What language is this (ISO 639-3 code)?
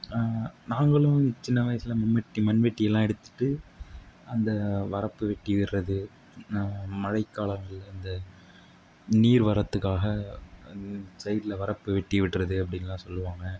tam